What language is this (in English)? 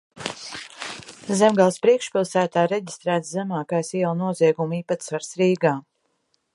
Latvian